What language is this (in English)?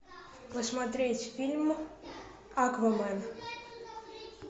Russian